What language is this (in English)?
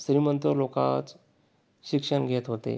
Marathi